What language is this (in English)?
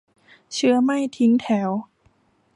Thai